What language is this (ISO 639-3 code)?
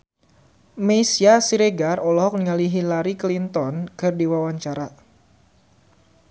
sun